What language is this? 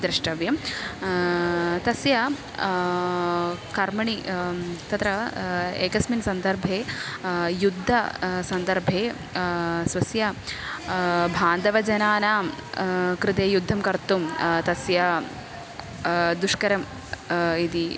Sanskrit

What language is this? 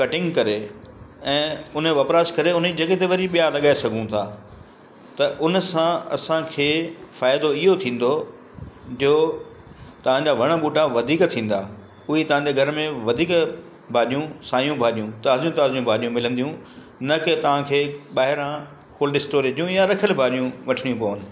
Sindhi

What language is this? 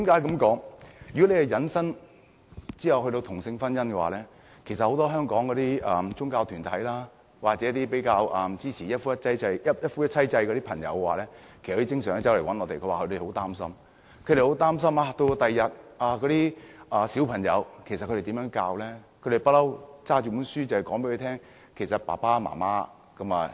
Cantonese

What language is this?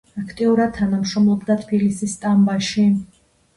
Georgian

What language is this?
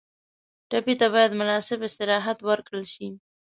Pashto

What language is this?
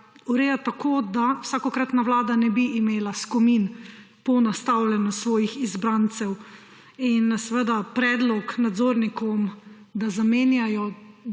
Slovenian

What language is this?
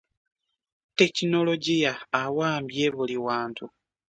Ganda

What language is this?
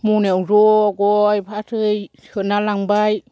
Bodo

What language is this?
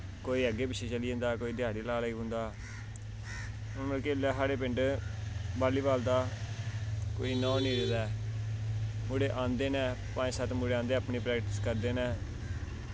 Dogri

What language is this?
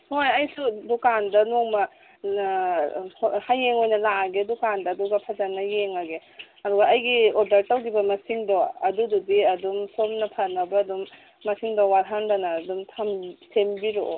Manipuri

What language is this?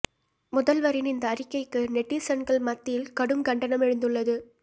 Tamil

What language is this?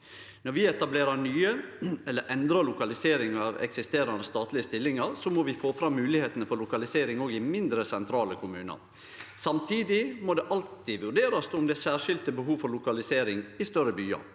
Norwegian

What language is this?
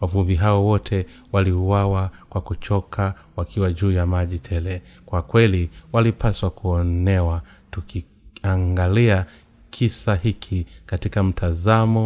Swahili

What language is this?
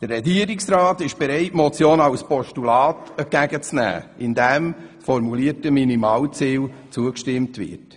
Swiss German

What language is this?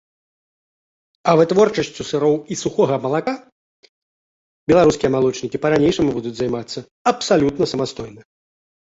Belarusian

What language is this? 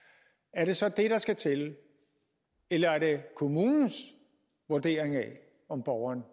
Danish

